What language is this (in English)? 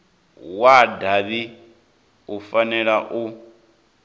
Venda